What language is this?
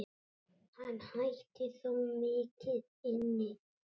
Icelandic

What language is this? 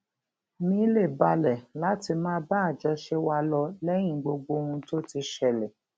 Yoruba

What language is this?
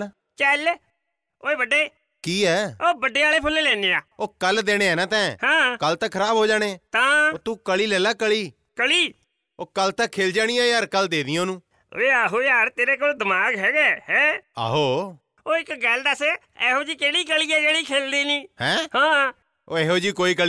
Punjabi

